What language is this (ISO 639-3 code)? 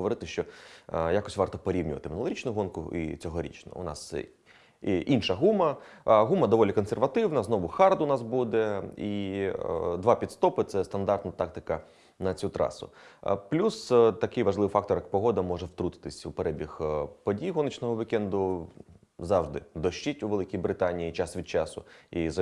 ukr